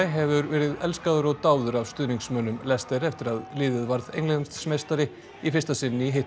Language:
Icelandic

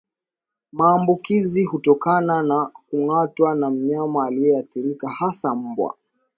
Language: Swahili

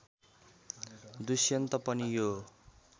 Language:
Nepali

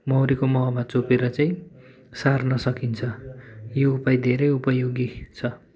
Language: Nepali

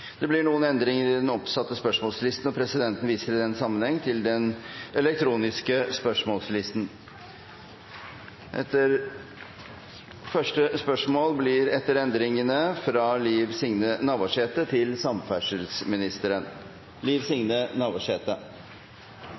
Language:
Norwegian Bokmål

